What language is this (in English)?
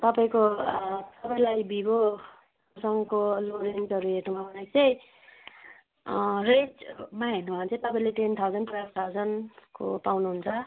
Nepali